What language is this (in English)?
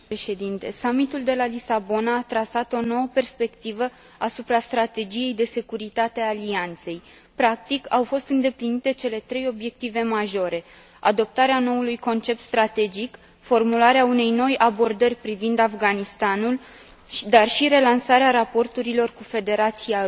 Romanian